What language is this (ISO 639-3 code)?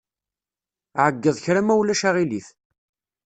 kab